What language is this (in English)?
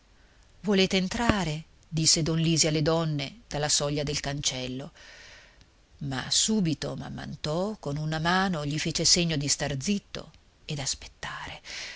Italian